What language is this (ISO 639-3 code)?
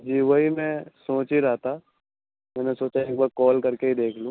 urd